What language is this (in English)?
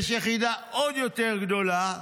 Hebrew